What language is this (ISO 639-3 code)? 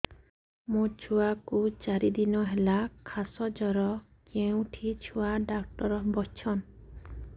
ori